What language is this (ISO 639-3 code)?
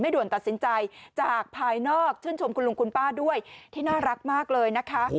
tha